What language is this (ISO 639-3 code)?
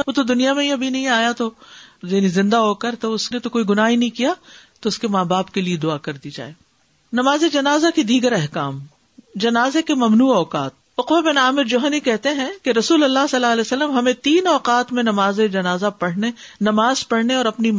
urd